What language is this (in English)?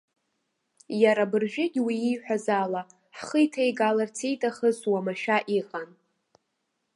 Abkhazian